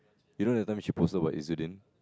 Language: English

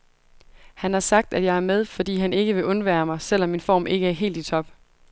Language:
Danish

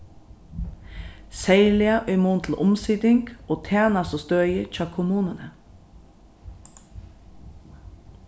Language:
Faroese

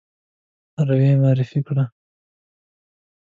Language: Pashto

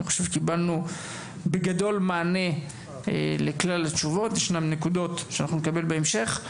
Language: Hebrew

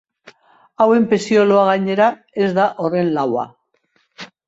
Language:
Basque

